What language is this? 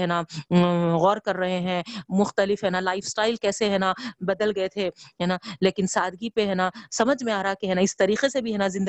Urdu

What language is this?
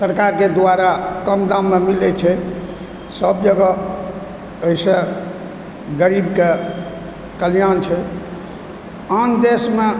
Maithili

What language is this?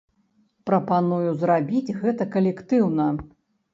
Belarusian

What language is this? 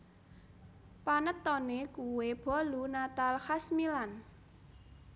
Javanese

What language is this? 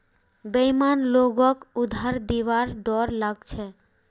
Magahi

